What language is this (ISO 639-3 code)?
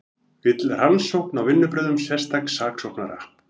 isl